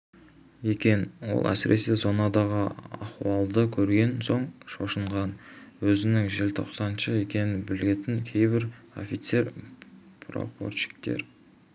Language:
Kazakh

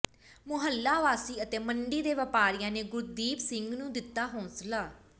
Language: Punjabi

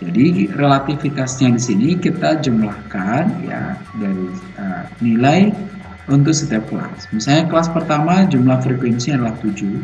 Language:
Indonesian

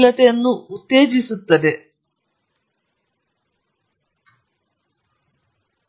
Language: Kannada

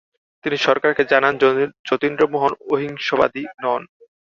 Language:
Bangla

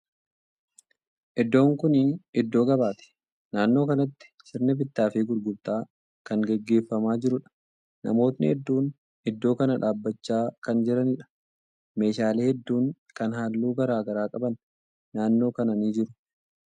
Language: Oromo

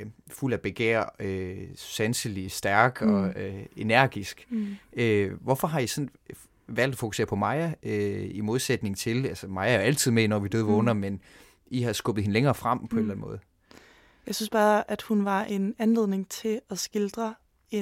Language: Danish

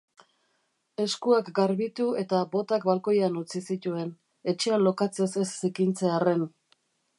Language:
Basque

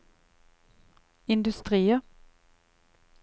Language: Norwegian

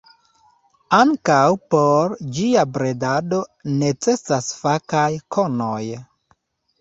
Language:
Esperanto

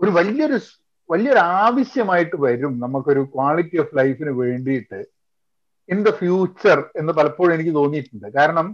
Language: Malayalam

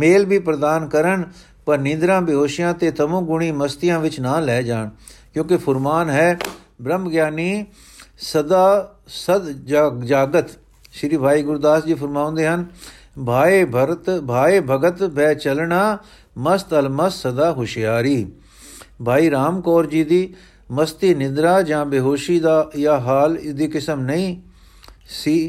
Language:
Punjabi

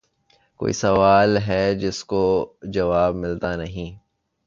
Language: Urdu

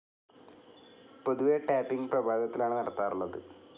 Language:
Malayalam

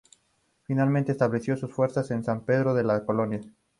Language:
Spanish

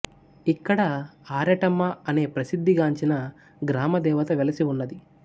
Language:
Telugu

